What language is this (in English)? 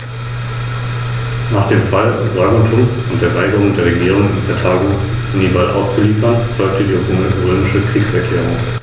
German